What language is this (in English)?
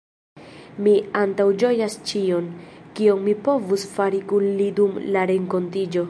Esperanto